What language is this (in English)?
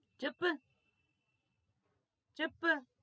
Gujarati